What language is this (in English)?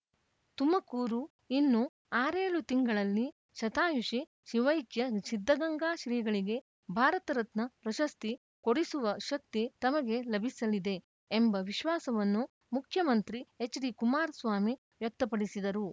Kannada